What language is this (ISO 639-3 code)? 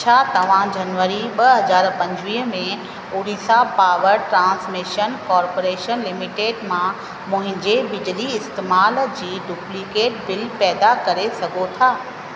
snd